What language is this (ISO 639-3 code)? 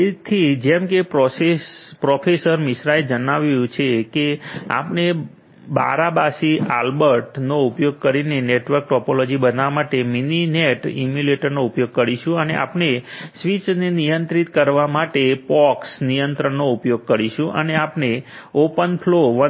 guj